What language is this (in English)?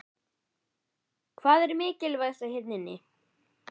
Icelandic